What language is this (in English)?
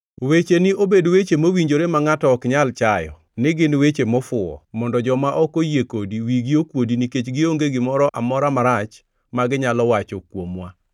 Luo (Kenya and Tanzania)